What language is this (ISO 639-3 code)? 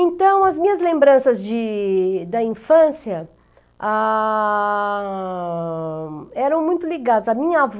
por